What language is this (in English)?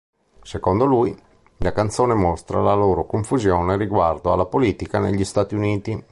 Italian